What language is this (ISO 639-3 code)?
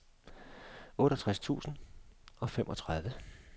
dan